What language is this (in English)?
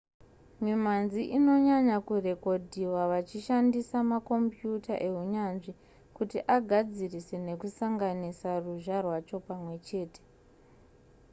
Shona